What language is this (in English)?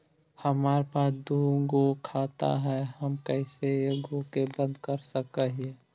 Magahi